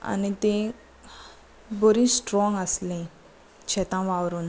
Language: Konkani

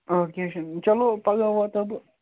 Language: Kashmiri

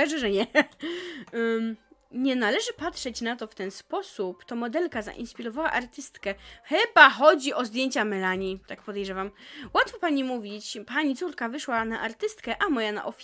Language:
Polish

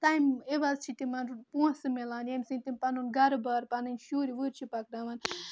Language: Kashmiri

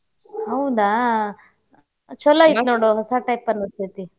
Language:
Kannada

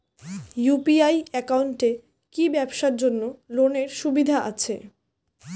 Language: Bangla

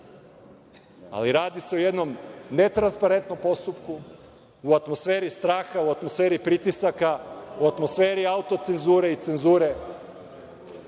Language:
Serbian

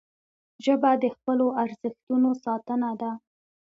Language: Pashto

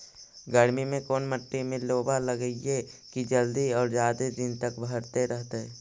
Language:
Magahi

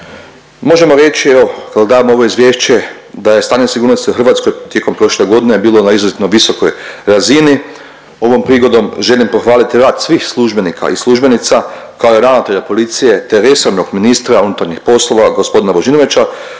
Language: Croatian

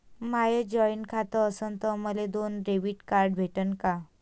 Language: Marathi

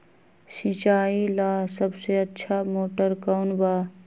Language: Magahi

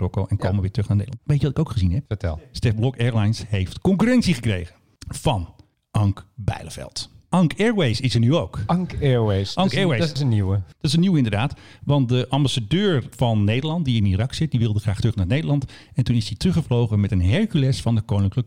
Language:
Dutch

